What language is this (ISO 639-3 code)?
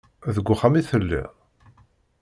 kab